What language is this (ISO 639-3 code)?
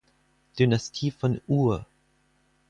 deu